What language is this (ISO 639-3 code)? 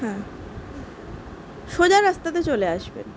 ben